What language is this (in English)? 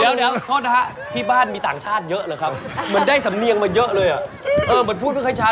Thai